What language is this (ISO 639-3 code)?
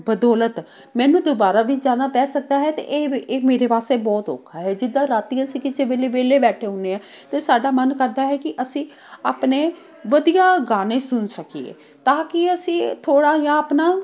pan